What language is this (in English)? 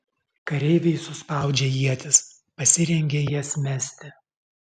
Lithuanian